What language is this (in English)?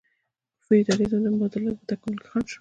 Pashto